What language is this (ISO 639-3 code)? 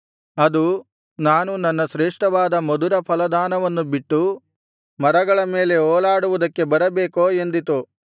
kan